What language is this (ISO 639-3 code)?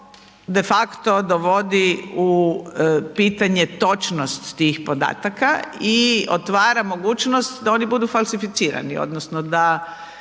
hrv